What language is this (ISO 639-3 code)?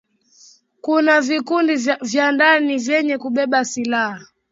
swa